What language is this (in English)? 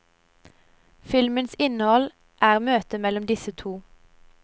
Norwegian